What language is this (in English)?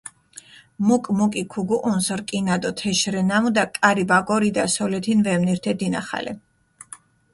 Mingrelian